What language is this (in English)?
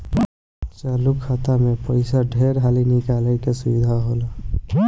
Bhojpuri